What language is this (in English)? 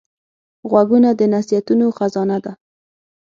Pashto